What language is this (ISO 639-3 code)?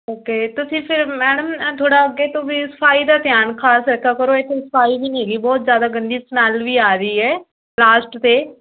pan